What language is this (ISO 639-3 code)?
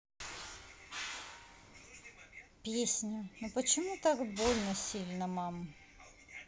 rus